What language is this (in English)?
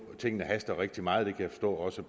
Danish